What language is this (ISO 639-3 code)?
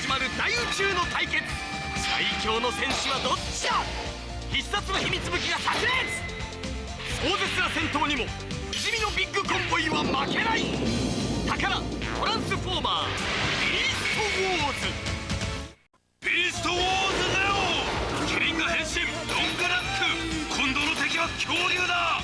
jpn